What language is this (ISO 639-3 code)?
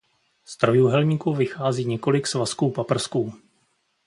ces